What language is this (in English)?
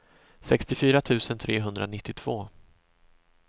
Swedish